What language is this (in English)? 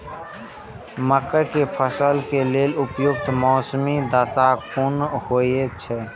Maithili